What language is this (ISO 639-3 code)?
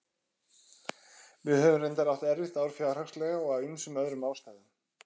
isl